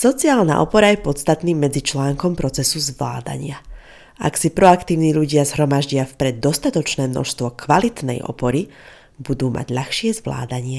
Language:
Slovak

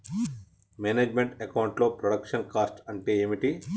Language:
Telugu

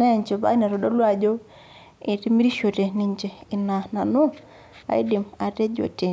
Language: Masai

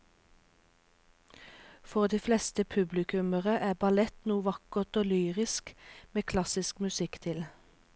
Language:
Norwegian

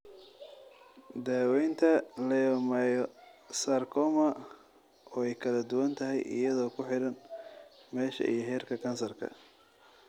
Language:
Somali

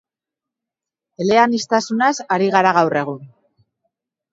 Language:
Basque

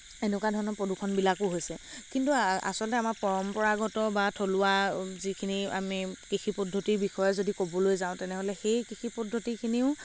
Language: Assamese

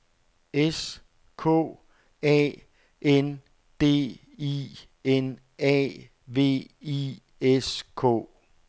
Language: Danish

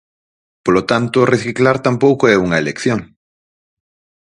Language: Galician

